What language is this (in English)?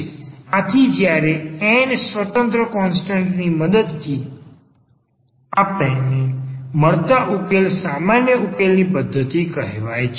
Gujarati